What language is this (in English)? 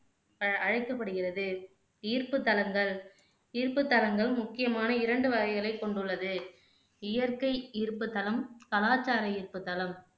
Tamil